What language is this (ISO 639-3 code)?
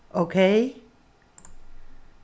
fao